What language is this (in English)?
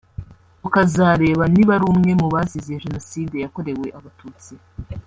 Kinyarwanda